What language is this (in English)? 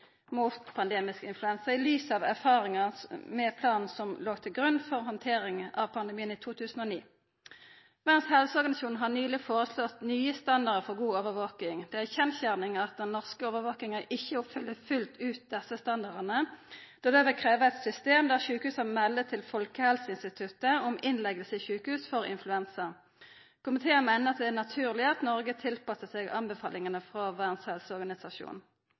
Norwegian Nynorsk